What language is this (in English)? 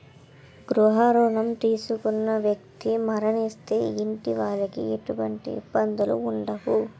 Telugu